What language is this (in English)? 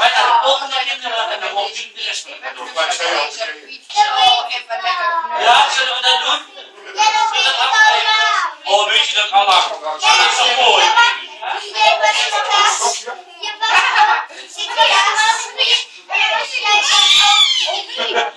Dutch